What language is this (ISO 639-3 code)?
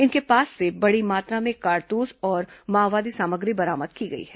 hin